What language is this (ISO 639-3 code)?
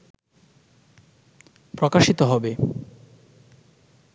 ben